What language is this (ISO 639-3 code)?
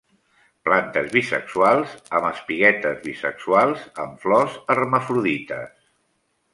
cat